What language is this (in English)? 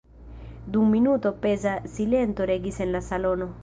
Esperanto